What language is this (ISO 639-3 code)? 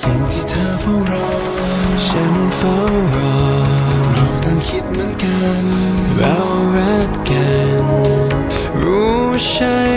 tha